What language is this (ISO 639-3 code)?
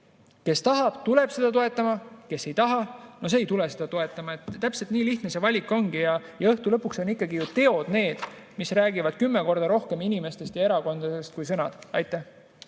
est